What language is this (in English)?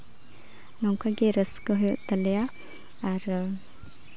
Santali